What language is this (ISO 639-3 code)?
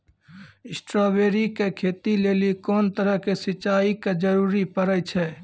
mai